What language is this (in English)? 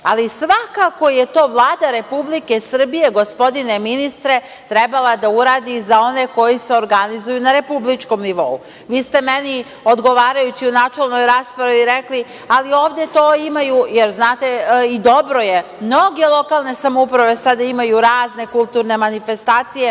Serbian